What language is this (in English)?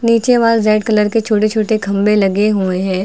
Hindi